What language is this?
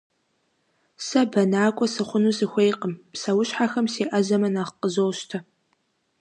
Kabardian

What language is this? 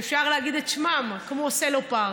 Hebrew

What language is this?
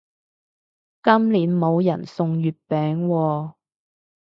Cantonese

